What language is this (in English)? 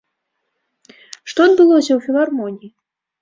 Belarusian